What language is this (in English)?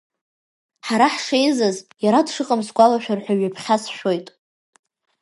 Abkhazian